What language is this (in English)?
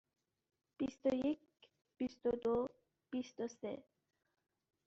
Persian